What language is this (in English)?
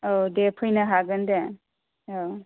Bodo